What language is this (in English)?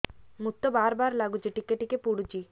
Odia